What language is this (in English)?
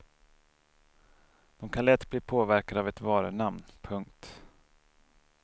Swedish